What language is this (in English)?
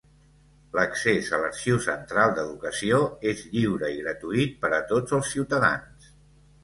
Catalan